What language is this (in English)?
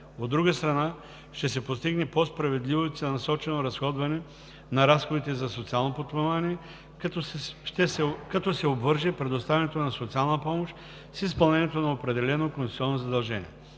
Bulgarian